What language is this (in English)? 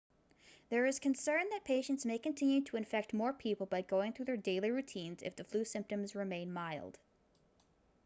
English